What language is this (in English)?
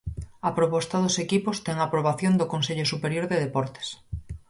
Galician